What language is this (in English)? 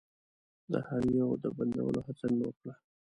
Pashto